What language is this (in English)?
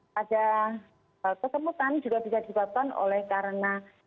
Indonesian